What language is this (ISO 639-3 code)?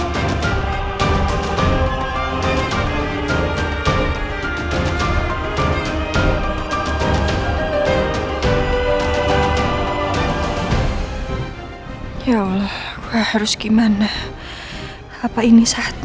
ind